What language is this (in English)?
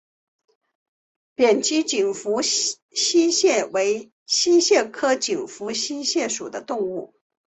Chinese